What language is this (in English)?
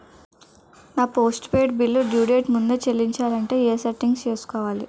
Telugu